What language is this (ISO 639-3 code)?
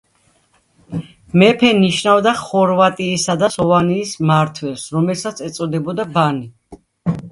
kat